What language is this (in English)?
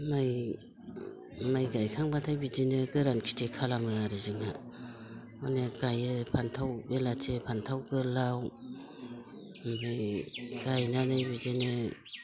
Bodo